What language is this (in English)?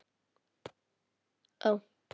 Icelandic